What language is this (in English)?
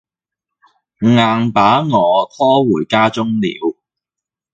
Cantonese